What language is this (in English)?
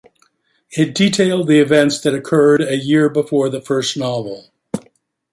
English